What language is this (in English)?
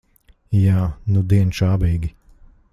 Latvian